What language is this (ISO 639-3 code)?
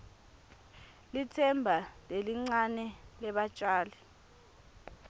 ssw